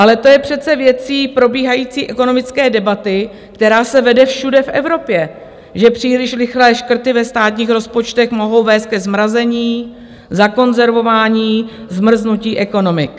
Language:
Czech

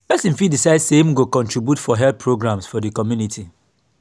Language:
Nigerian Pidgin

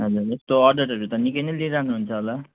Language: Nepali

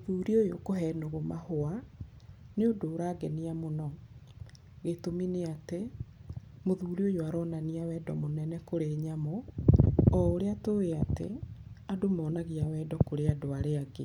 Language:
Kikuyu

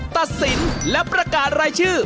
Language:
Thai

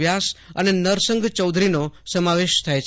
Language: Gujarati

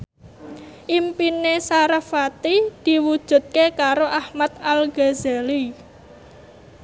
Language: Javanese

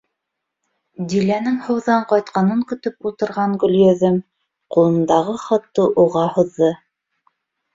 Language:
Bashkir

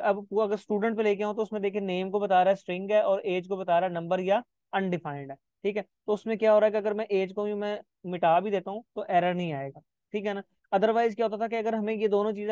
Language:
Hindi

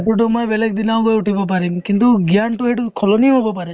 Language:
Assamese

